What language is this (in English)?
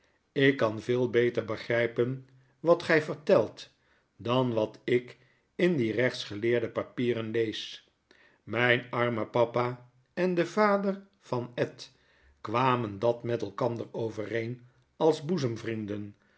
Dutch